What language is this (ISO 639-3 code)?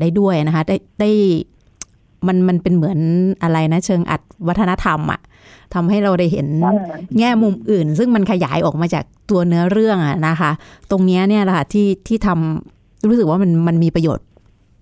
tha